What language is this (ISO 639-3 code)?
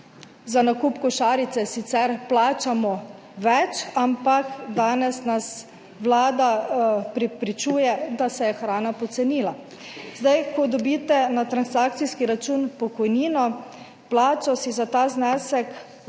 slv